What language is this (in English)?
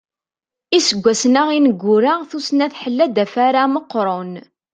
Kabyle